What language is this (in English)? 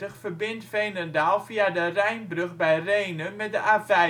Dutch